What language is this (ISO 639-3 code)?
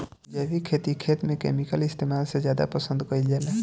bho